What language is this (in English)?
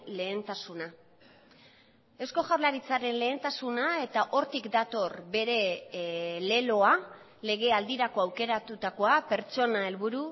Basque